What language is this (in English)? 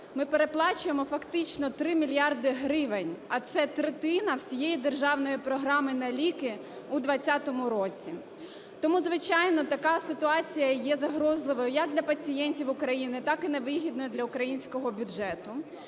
Ukrainian